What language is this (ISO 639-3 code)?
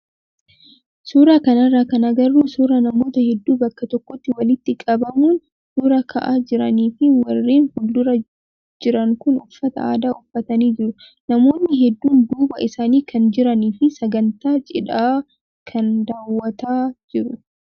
orm